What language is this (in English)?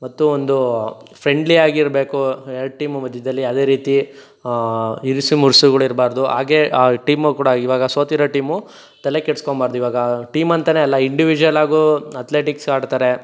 Kannada